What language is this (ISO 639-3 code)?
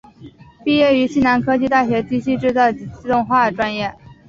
zho